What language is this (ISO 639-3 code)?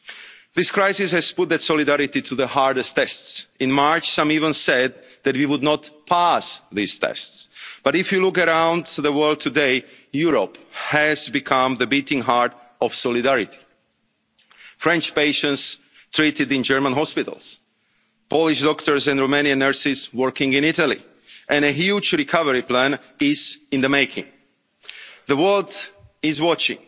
eng